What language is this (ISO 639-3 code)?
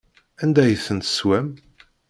kab